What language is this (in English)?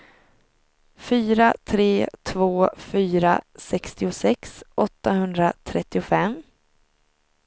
Swedish